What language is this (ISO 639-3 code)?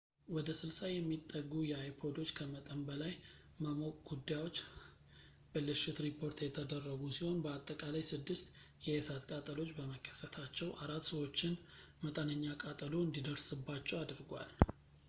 amh